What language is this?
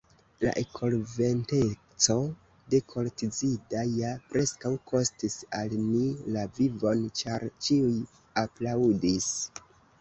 Esperanto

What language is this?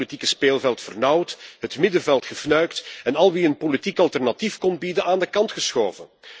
Dutch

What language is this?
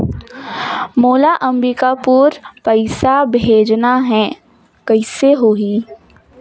Chhattisgarhi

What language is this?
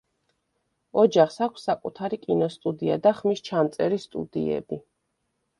Georgian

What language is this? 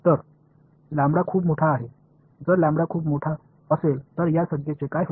Marathi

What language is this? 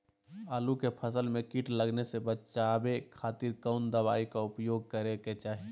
Magahi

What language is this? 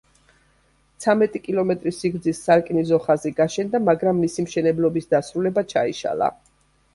Georgian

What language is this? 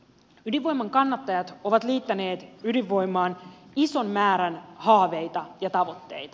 Finnish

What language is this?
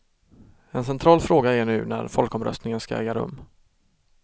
Swedish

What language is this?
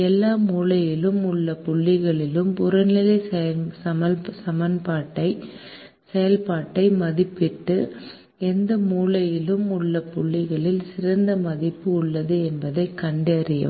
Tamil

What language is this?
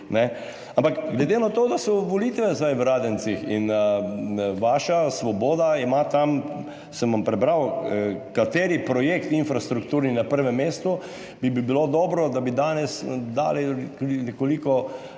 Slovenian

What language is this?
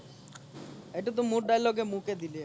Assamese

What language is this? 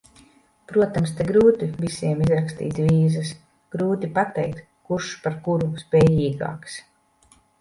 Latvian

